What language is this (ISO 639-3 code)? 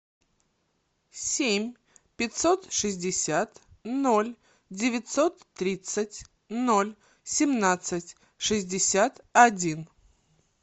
rus